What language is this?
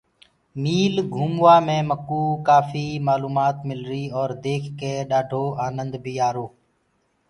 Gurgula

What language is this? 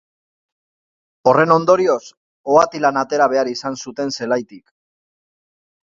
Basque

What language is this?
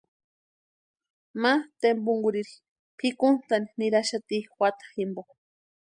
Western Highland Purepecha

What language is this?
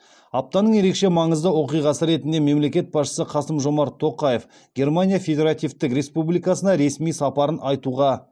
Kazakh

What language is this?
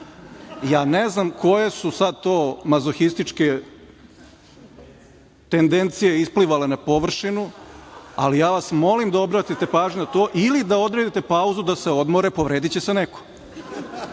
Serbian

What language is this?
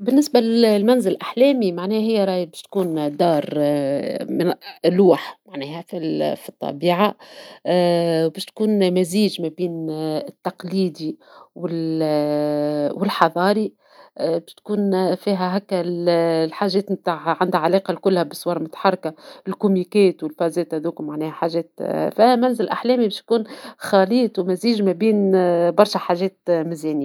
Tunisian Arabic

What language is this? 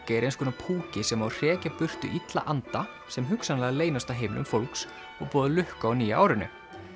Icelandic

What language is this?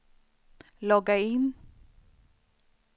Swedish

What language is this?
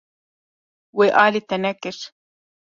Kurdish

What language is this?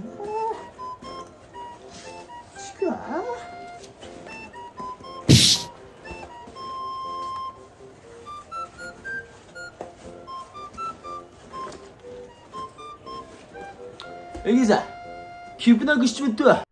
Japanese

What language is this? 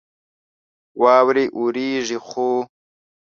Pashto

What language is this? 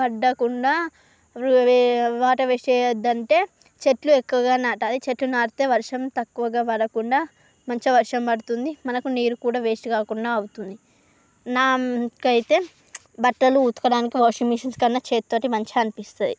Telugu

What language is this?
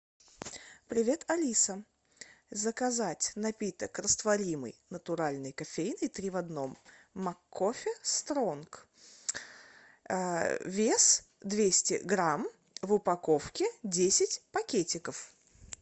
Russian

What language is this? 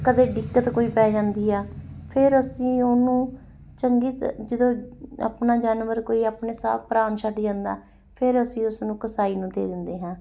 Punjabi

